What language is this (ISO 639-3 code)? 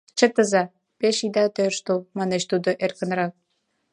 chm